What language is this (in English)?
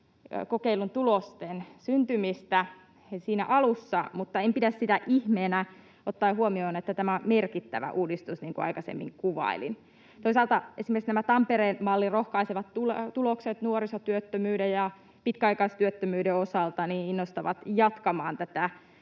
Finnish